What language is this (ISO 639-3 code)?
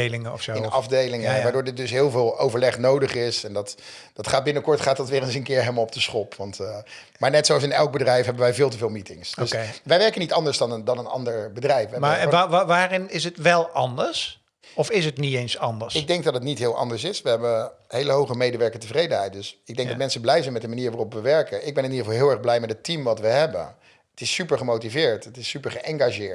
nld